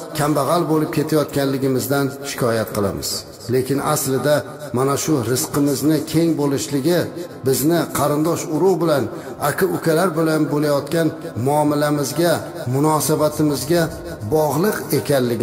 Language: Turkish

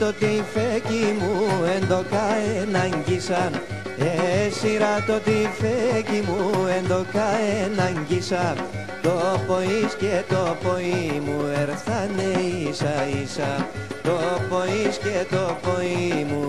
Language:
Greek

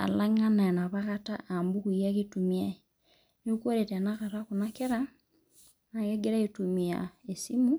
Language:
Masai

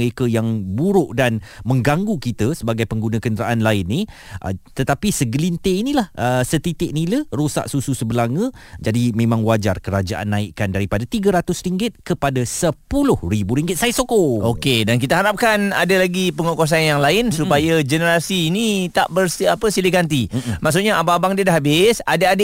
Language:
Malay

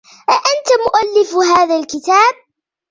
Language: Arabic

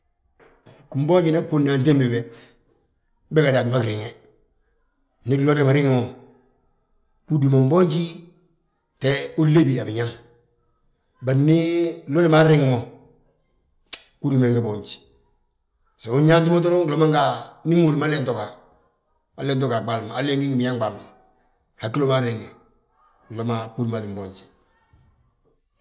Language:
Balanta-Ganja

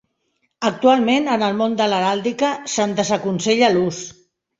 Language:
Catalan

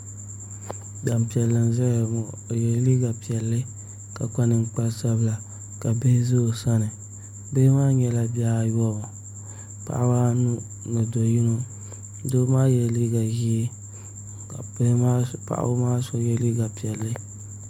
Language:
Dagbani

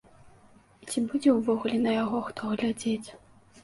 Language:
Belarusian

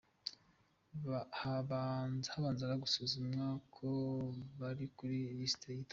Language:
Kinyarwanda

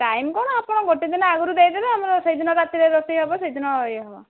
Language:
Odia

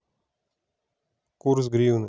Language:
Russian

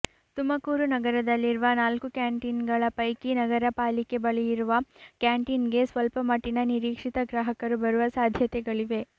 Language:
Kannada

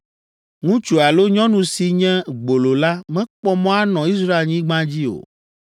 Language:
Ewe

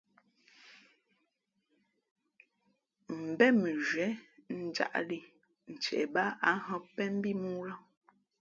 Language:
Fe'fe'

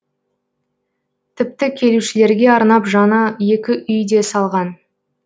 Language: Kazakh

